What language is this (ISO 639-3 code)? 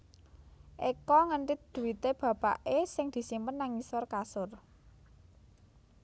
jav